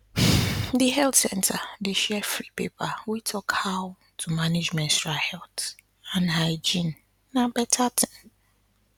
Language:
Nigerian Pidgin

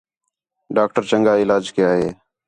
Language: Khetrani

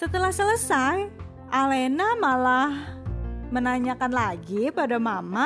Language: Indonesian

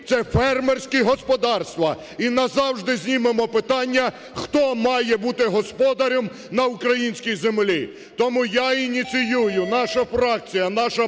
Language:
Ukrainian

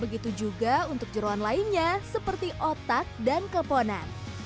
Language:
Indonesian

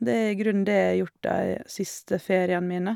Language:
Norwegian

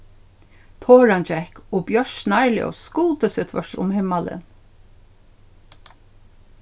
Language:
Faroese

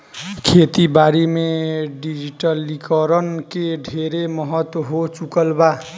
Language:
Bhojpuri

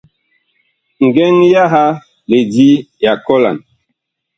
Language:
Bakoko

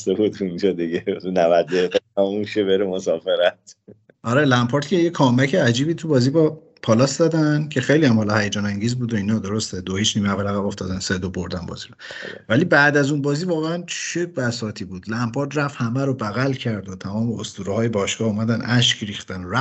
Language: Persian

